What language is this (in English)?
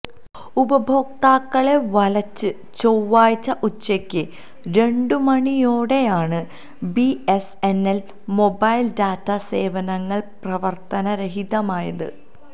Malayalam